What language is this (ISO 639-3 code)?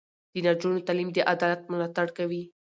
pus